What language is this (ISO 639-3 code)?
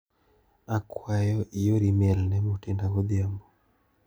luo